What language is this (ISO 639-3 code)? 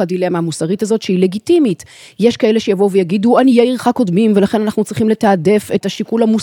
heb